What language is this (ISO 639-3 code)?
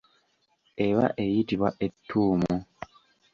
lug